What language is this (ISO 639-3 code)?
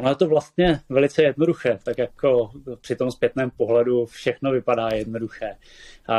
ces